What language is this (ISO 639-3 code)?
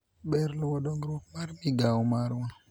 luo